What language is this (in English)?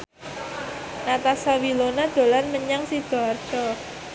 Javanese